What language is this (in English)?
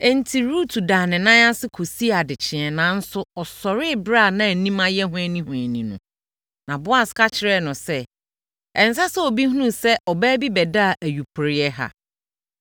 Akan